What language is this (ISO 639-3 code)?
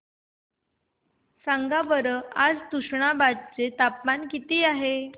mar